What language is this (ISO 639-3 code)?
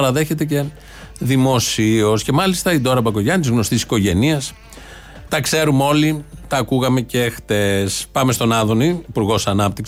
ell